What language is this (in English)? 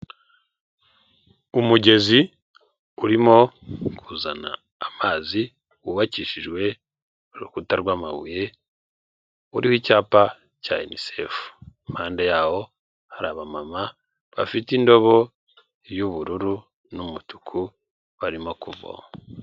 Kinyarwanda